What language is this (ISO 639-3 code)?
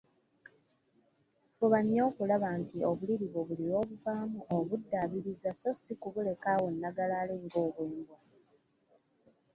lug